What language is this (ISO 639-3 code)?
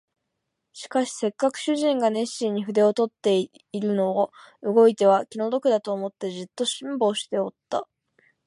jpn